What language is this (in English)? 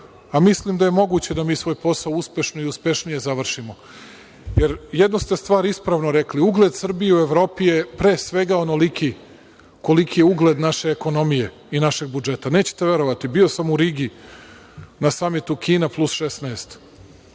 Serbian